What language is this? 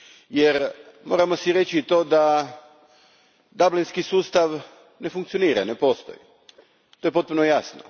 Croatian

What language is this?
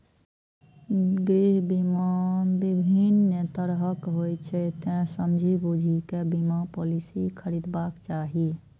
Maithili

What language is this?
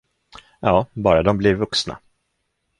Swedish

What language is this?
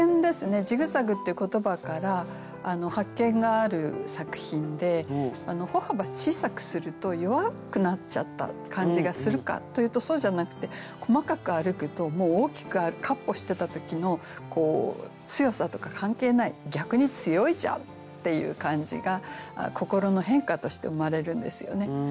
Japanese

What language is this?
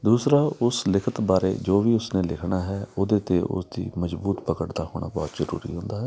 Punjabi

